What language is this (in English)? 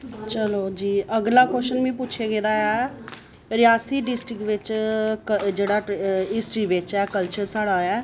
Dogri